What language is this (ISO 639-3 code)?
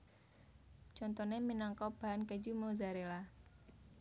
jav